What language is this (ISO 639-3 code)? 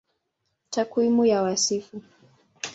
swa